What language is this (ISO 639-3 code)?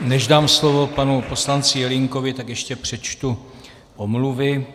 ces